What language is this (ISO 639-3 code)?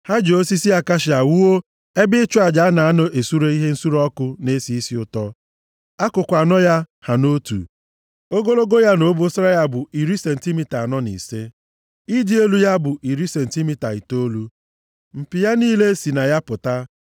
ibo